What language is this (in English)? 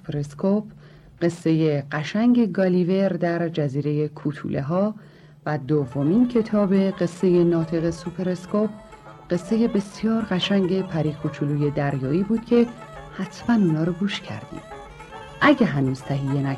Persian